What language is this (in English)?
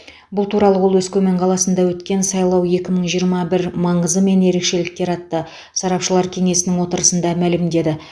Kazakh